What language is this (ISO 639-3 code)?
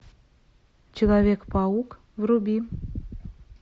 rus